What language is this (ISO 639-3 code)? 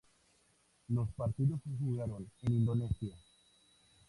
spa